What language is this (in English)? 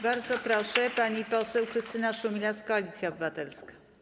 Polish